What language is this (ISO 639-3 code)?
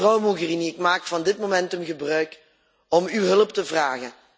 nld